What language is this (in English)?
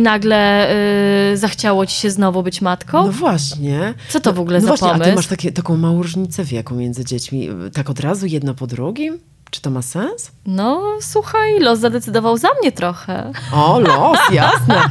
Polish